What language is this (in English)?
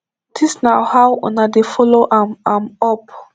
Nigerian Pidgin